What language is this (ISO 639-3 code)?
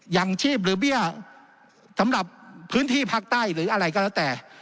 tha